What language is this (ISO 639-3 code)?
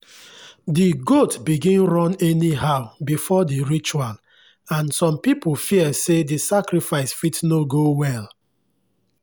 pcm